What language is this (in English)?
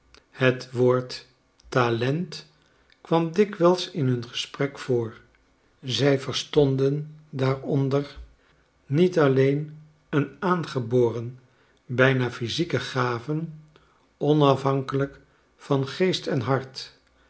Dutch